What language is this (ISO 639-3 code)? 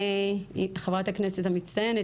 heb